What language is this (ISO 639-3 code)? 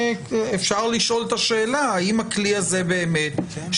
heb